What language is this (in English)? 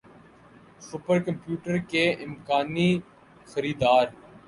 Urdu